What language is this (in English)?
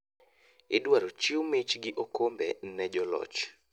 Luo (Kenya and Tanzania)